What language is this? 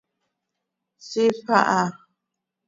Seri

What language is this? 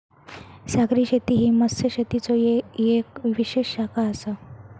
Marathi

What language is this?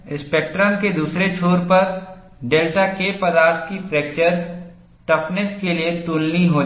Hindi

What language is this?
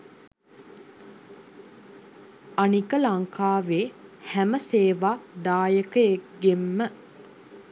Sinhala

